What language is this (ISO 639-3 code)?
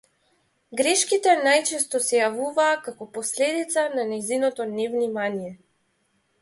mkd